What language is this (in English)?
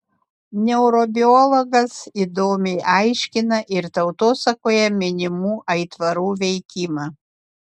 Lithuanian